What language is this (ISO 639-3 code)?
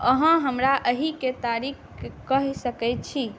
mai